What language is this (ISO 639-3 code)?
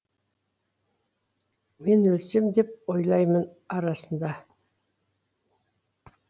kaz